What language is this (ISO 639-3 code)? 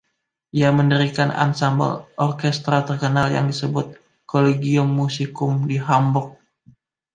ind